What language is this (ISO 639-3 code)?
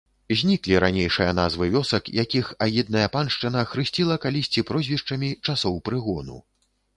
bel